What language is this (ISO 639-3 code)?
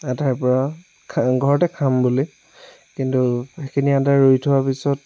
asm